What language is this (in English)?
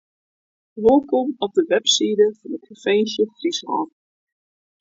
Western Frisian